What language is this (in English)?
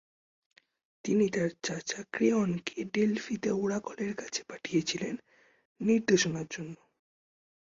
Bangla